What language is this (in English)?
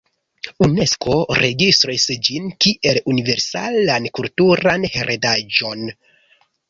Esperanto